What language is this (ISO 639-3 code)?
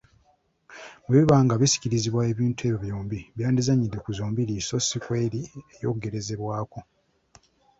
lug